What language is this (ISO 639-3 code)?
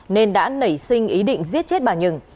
vie